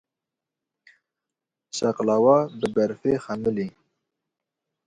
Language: Kurdish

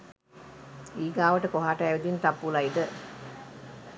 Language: Sinhala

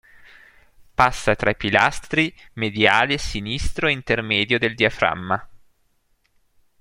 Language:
Italian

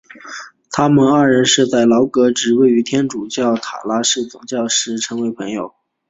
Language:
Chinese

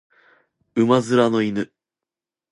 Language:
Japanese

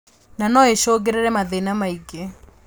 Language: Kikuyu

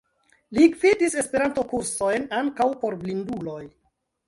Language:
Esperanto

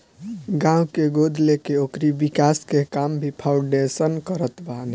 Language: Bhojpuri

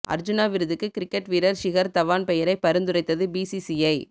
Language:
Tamil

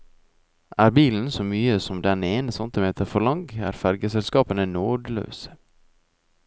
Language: Norwegian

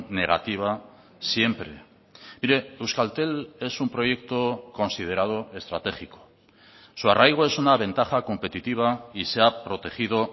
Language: Spanish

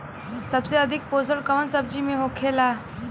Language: Bhojpuri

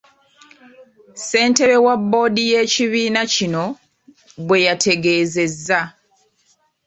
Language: Ganda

